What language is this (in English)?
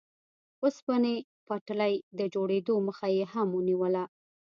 Pashto